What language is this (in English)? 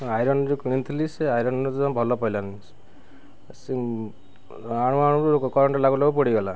Odia